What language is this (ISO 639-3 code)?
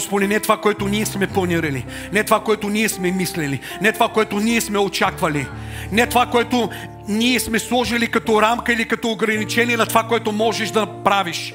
bul